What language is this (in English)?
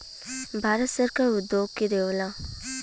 Bhojpuri